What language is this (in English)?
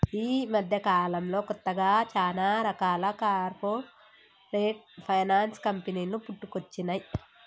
Telugu